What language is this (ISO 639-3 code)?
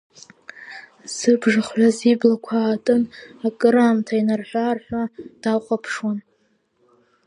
abk